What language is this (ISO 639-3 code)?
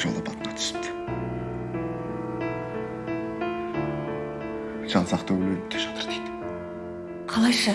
tur